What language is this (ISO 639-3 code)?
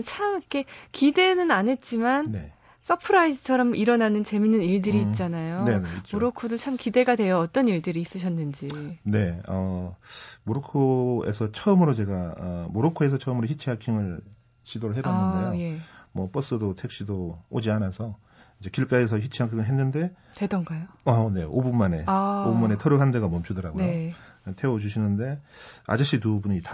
kor